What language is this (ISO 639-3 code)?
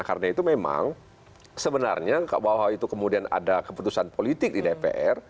ind